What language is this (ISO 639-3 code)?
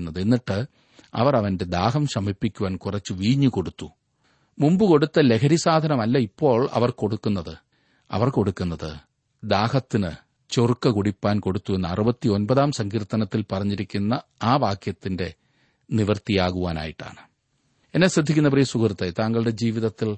mal